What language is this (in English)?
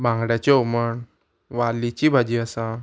Konkani